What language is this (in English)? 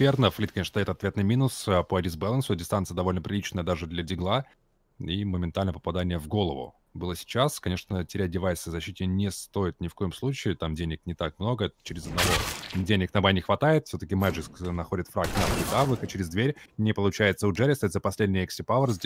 Russian